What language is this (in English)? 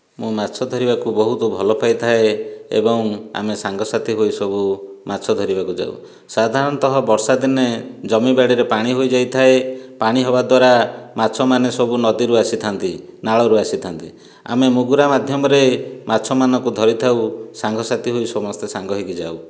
Odia